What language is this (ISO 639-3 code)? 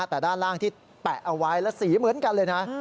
tha